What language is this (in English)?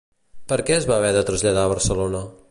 Catalan